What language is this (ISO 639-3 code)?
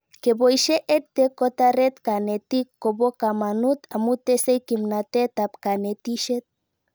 kln